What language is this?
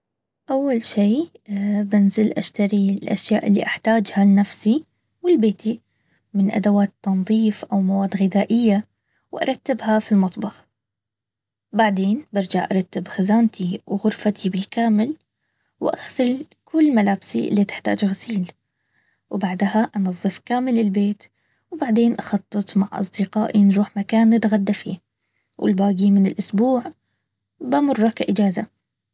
Baharna Arabic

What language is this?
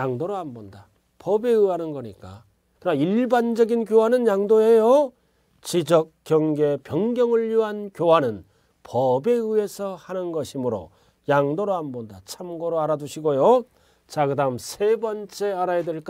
Korean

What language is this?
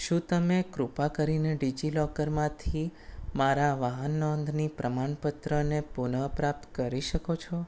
Gujarati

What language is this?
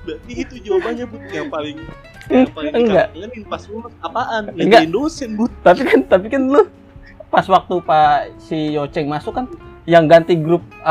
Indonesian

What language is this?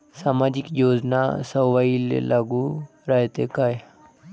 Marathi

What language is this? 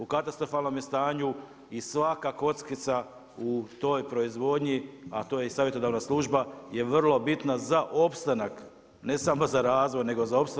Croatian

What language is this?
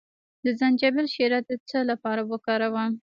Pashto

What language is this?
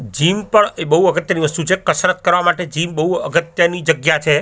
Gujarati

